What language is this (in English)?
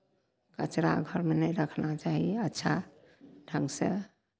Maithili